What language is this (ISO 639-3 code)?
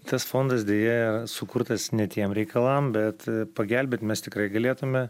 lit